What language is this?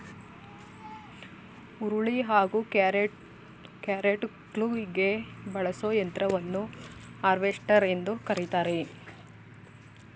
Kannada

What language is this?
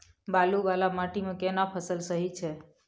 Maithili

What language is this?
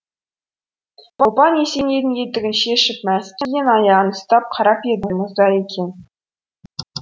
Kazakh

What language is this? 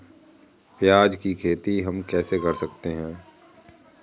Hindi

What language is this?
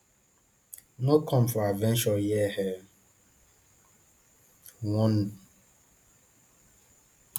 Nigerian Pidgin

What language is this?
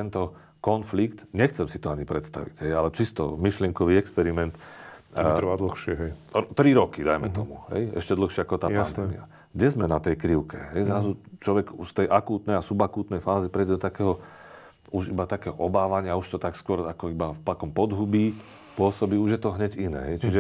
Slovak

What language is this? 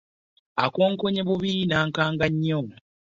Ganda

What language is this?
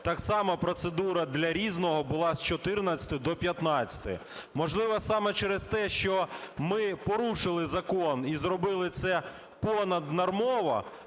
Ukrainian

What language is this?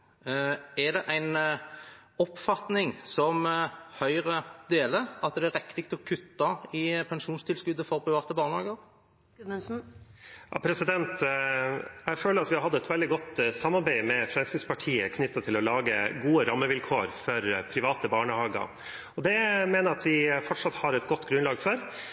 Norwegian Bokmål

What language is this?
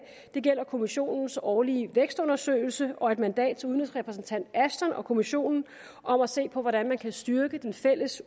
Danish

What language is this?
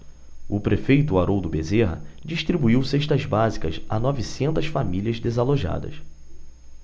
Portuguese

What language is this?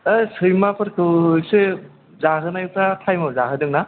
Bodo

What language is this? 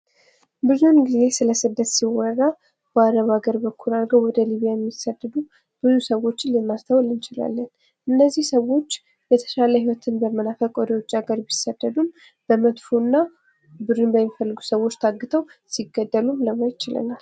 Amharic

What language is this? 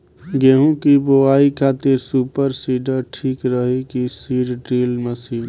Bhojpuri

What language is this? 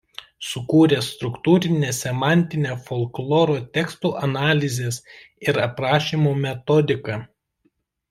Lithuanian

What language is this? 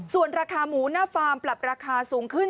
Thai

